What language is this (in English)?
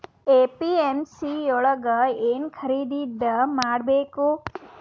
Kannada